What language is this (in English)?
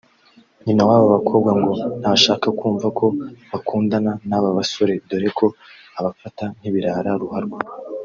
Kinyarwanda